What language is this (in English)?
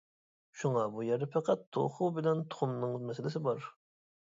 Uyghur